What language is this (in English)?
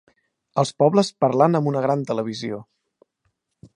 Catalan